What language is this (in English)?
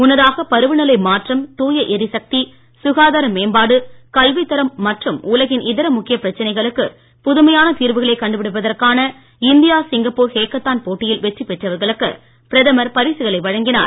Tamil